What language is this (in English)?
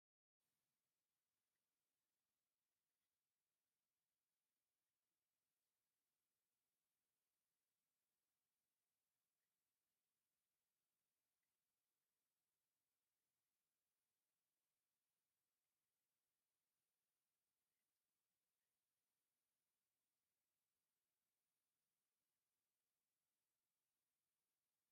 Tigrinya